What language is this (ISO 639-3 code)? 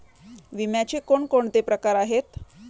mar